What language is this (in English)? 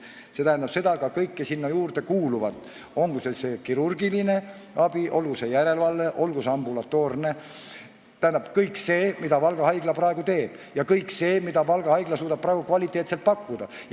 Estonian